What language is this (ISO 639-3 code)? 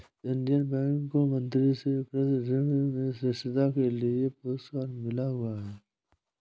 hin